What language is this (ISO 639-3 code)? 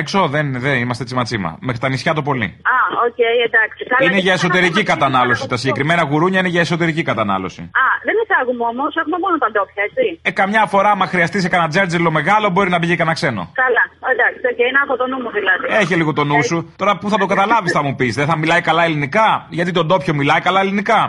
ell